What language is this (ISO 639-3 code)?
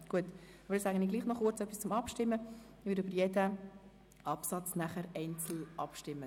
gsw